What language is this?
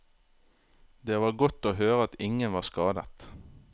Norwegian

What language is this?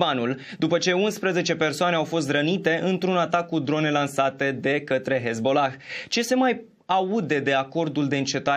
Romanian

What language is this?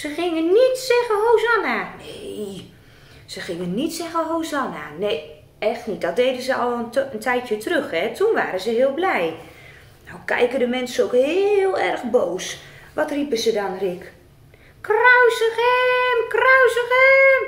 Dutch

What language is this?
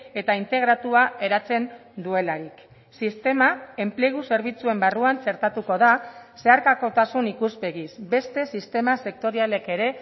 Basque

